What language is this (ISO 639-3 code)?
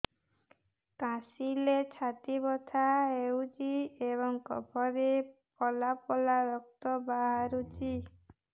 ori